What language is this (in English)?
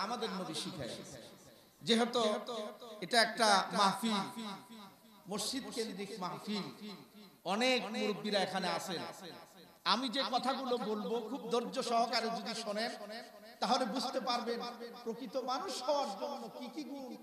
Arabic